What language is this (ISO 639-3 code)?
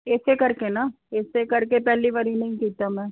pan